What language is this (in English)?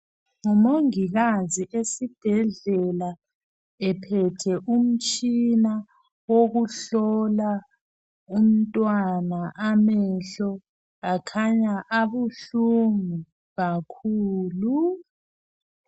North Ndebele